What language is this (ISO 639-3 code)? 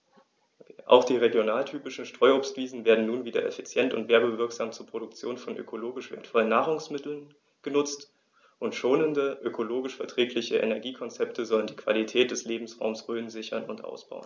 deu